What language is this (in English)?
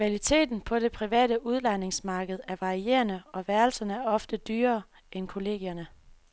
Danish